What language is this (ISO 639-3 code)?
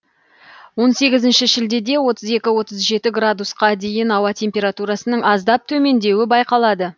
kaz